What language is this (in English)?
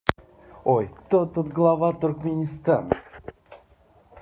Russian